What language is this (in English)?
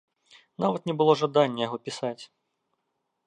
Belarusian